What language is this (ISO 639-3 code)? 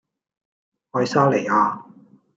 yue